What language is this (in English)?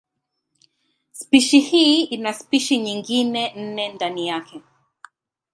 Swahili